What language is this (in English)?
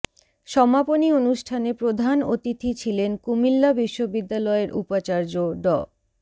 Bangla